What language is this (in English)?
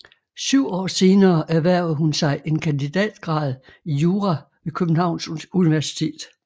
Danish